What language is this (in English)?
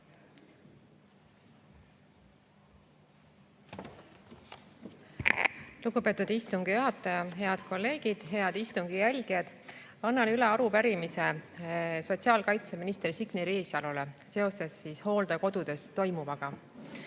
Estonian